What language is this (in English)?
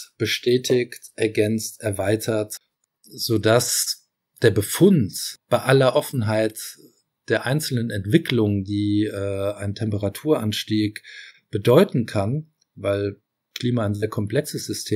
German